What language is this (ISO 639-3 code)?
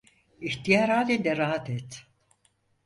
tur